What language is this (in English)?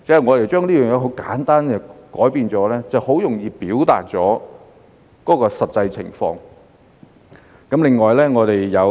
Cantonese